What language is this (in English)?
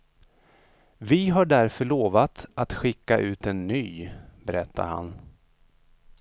Swedish